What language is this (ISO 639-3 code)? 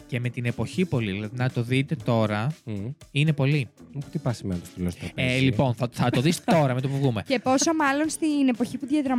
ell